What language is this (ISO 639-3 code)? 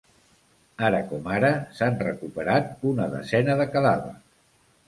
cat